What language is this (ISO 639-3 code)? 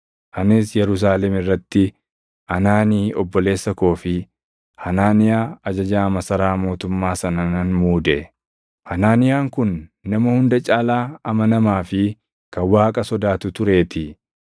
orm